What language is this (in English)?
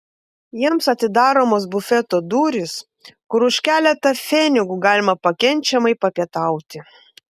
Lithuanian